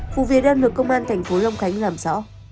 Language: Vietnamese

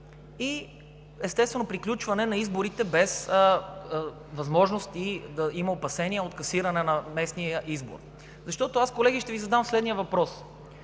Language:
Bulgarian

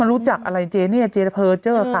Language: Thai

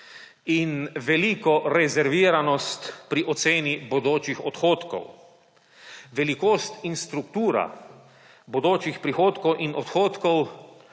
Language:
Slovenian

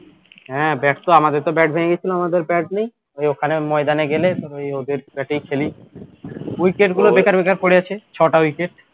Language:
Bangla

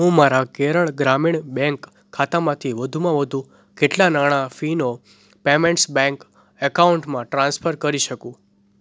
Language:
Gujarati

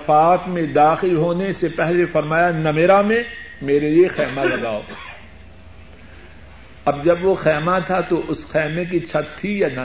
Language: Urdu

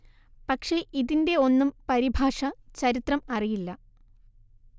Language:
Malayalam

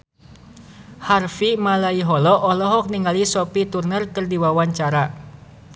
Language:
Sundanese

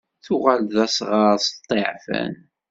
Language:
Kabyle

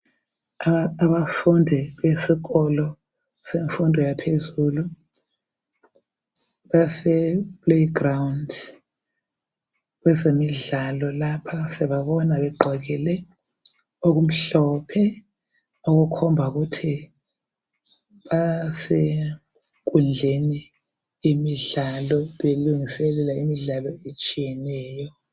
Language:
North Ndebele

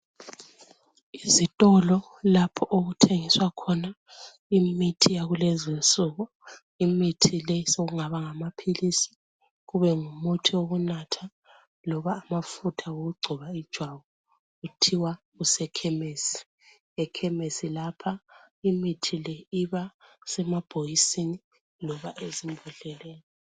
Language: North Ndebele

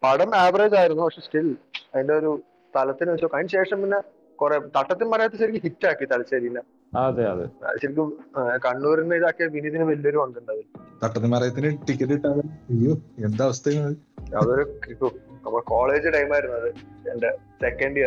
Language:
Malayalam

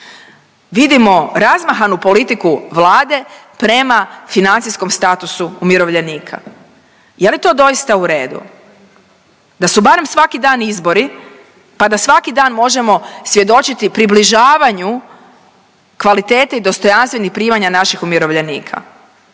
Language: Croatian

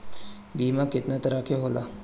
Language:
Bhojpuri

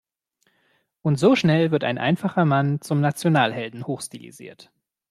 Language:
German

